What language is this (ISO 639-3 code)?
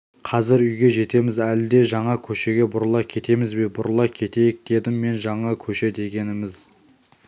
kaz